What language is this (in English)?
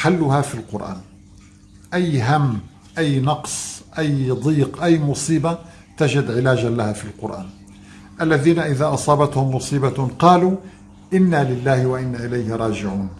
Arabic